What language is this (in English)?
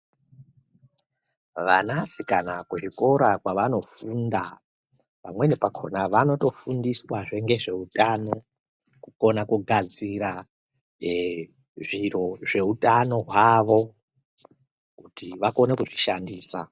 Ndau